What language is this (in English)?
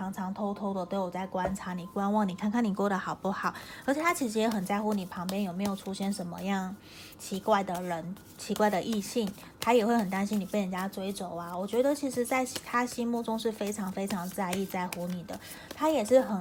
Chinese